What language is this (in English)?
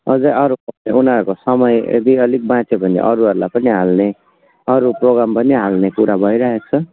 Nepali